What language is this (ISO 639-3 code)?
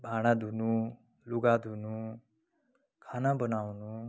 nep